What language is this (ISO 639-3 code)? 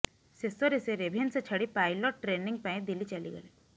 ori